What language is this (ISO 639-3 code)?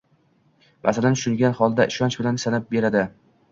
uzb